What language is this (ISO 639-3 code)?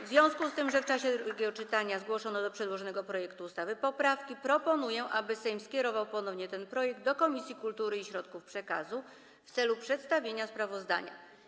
pol